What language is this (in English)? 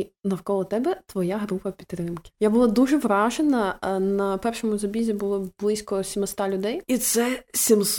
Ukrainian